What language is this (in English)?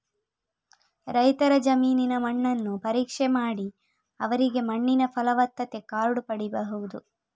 Kannada